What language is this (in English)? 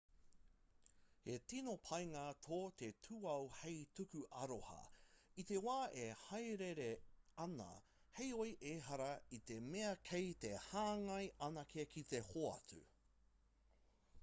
Māori